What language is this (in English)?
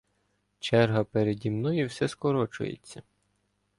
Ukrainian